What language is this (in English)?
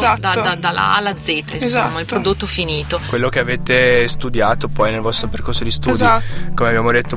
Italian